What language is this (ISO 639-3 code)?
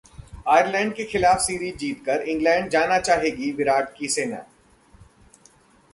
hin